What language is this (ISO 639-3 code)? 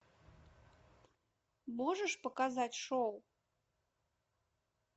rus